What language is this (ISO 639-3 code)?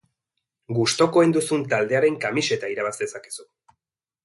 eus